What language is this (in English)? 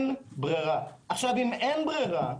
Hebrew